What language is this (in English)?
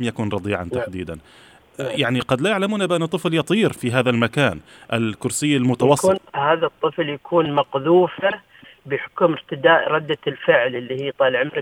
Arabic